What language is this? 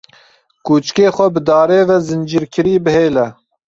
Kurdish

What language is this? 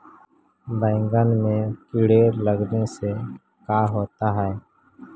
Magahi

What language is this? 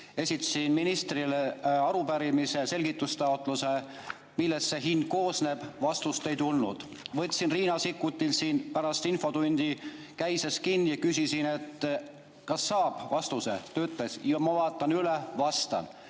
Estonian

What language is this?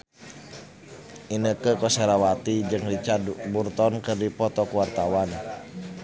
Sundanese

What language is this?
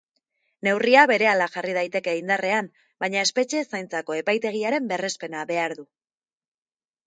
Basque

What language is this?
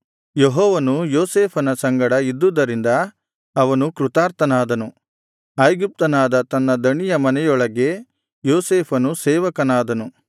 Kannada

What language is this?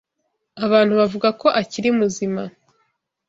Kinyarwanda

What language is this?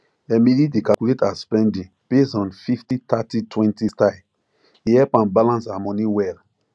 Nigerian Pidgin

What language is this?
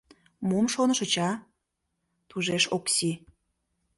Mari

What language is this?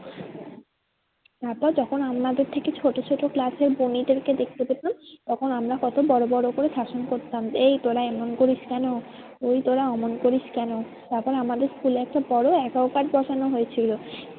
Bangla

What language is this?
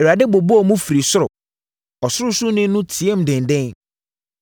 Akan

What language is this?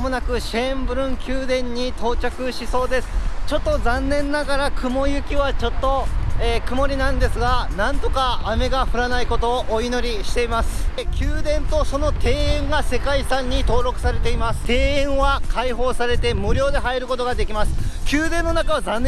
Japanese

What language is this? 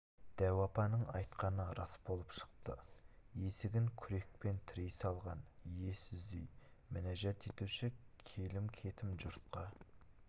Kazakh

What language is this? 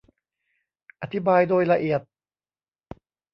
Thai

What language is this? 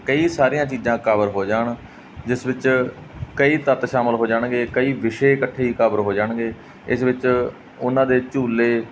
Punjabi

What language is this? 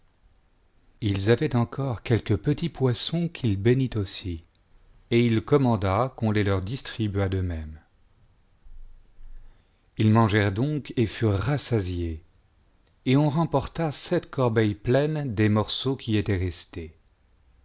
French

